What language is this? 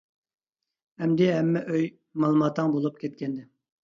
Uyghur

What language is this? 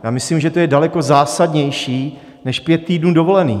Czech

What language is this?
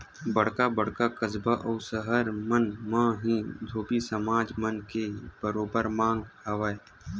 Chhattisgarhi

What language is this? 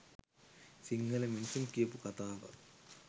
Sinhala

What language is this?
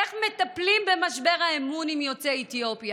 Hebrew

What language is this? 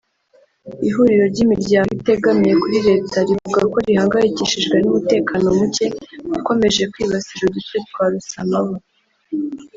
Kinyarwanda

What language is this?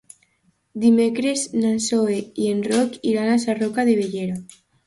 Catalan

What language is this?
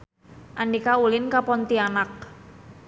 Sundanese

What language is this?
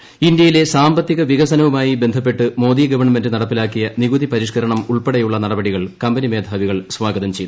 Malayalam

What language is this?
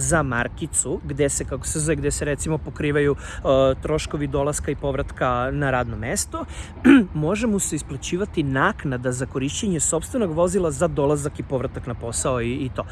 Serbian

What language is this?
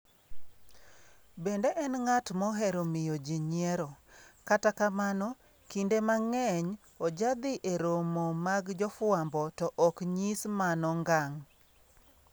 Luo (Kenya and Tanzania)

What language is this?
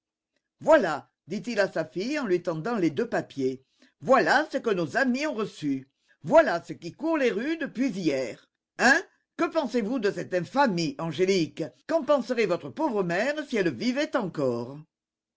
French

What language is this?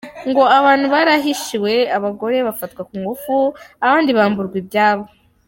Kinyarwanda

